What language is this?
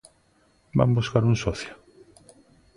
Galician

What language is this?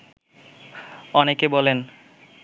Bangla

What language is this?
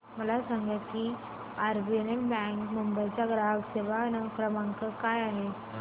Marathi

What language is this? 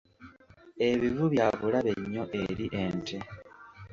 Ganda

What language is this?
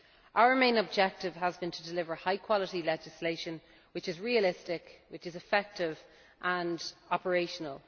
English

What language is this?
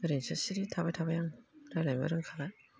Bodo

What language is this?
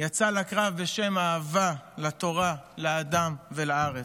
Hebrew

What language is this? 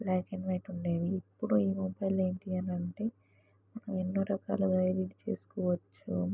Telugu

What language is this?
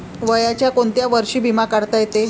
Marathi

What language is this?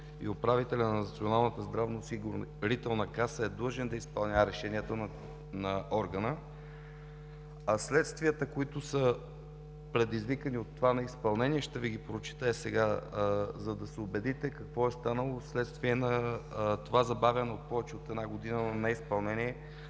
Bulgarian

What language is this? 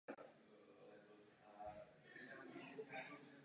Czech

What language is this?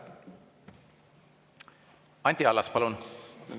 Estonian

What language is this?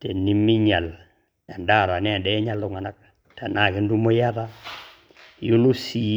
Masai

